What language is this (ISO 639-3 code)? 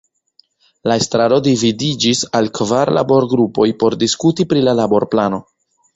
epo